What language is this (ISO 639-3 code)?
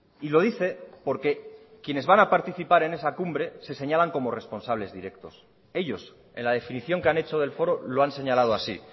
spa